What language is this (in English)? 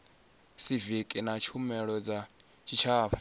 Venda